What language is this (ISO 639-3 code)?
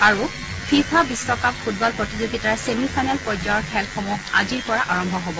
asm